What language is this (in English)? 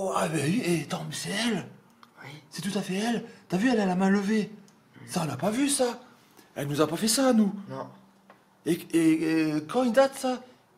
French